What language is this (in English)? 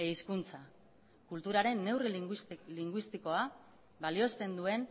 Basque